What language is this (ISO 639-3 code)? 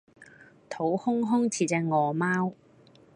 yue